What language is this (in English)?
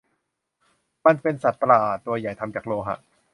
Thai